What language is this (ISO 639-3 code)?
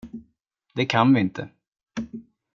swe